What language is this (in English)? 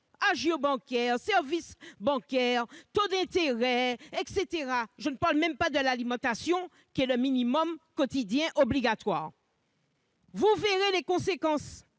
French